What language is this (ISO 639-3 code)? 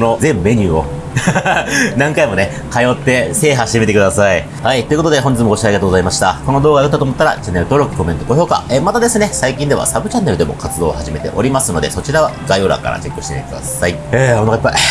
jpn